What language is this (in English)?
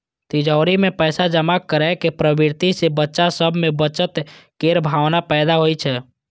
Maithili